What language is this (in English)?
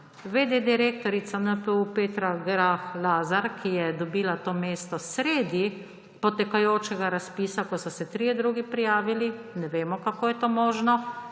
Slovenian